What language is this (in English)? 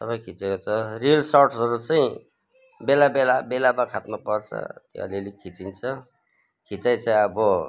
Nepali